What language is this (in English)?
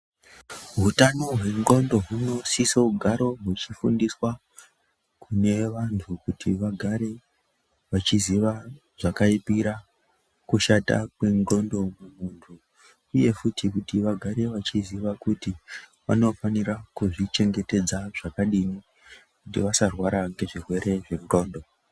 Ndau